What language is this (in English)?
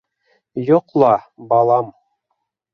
Bashkir